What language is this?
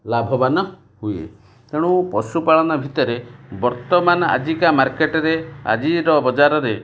Odia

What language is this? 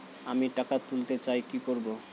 Bangla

